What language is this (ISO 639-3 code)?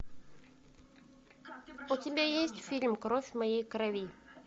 rus